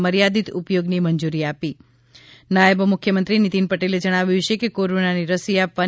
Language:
Gujarati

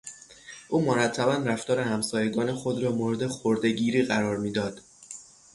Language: Persian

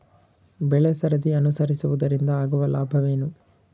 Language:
Kannada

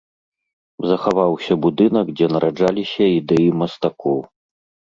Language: Belarusian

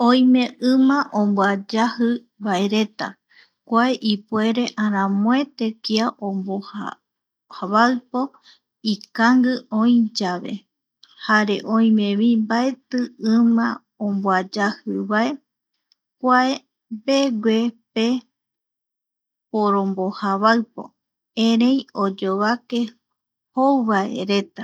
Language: Eastern Bolivian Guaraní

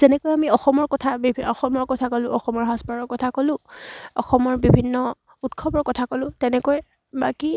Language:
Assamese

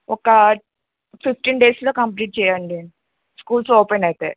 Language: Telugu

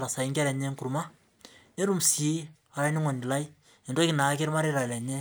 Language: Masai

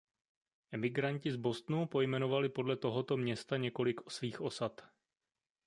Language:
Czech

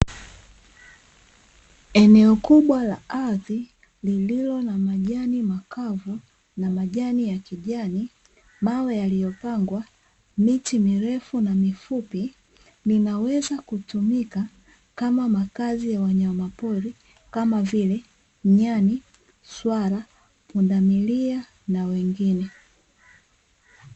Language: Swahili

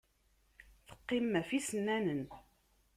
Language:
Kabyle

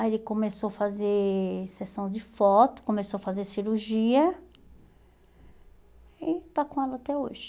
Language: Portuguese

